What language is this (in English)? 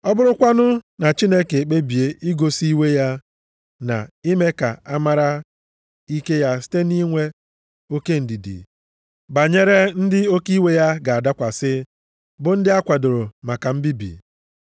Igbo